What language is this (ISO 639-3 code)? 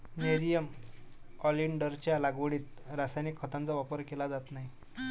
mar